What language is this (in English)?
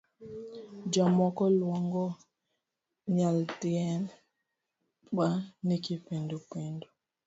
Luo (Kenya and Tanzania)